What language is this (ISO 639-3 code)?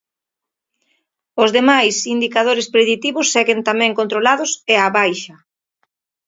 glg